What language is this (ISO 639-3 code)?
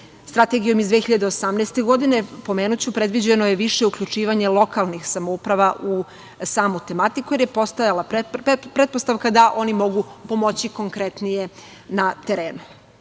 srp